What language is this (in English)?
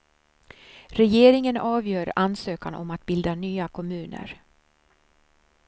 Swedish